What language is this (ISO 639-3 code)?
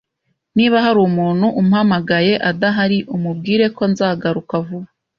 kin